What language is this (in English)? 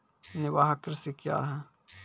Maithili